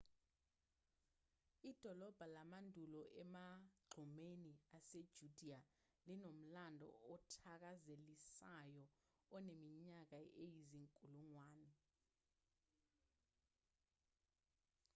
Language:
Zulu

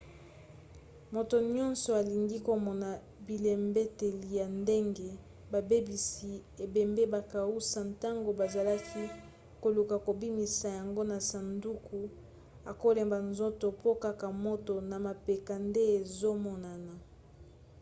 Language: Lingala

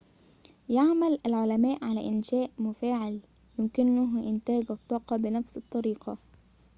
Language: Arabic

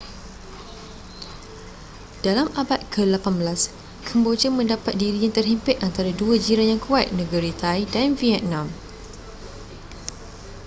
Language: Malay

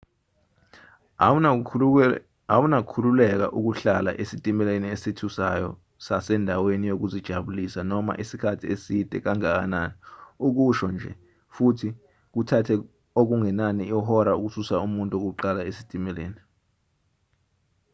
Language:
Zulu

